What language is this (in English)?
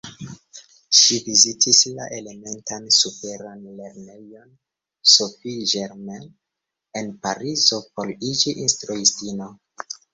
Esperanto